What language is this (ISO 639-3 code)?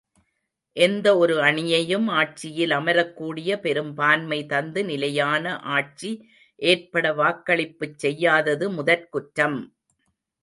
tam